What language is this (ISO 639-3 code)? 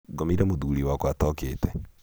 kik